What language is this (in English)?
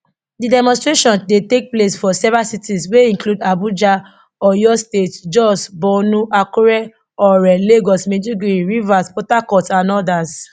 Nigerian Pidgin